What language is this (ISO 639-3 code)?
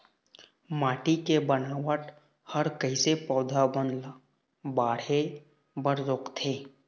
hne